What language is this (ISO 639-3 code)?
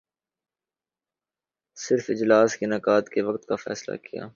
urd